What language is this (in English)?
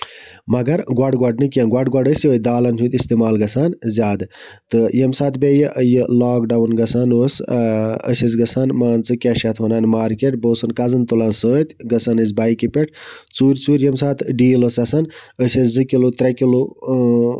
Kashmiri